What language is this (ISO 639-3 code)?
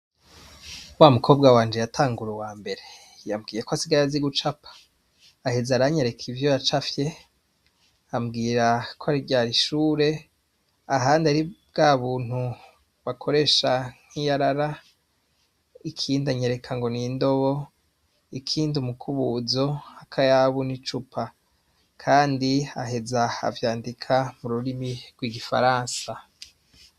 run